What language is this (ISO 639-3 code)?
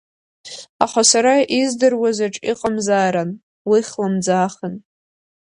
abk